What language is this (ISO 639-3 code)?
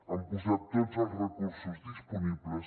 cat